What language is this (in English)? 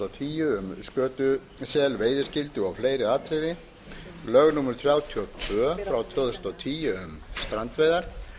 Icelandic